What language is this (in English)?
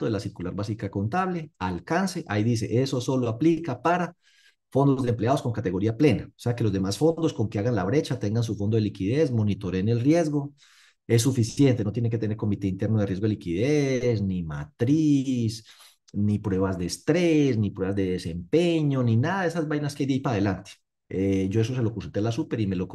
Spanish